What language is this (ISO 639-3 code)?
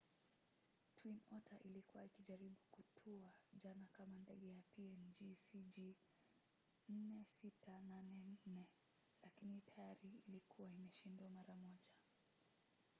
swa